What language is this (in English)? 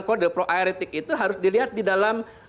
Indonesian